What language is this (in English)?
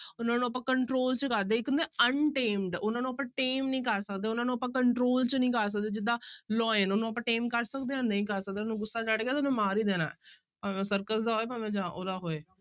Punjabi